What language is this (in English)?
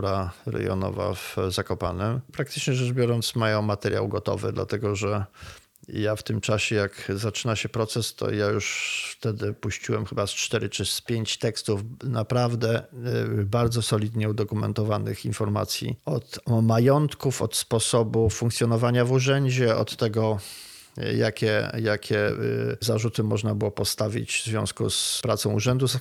Polish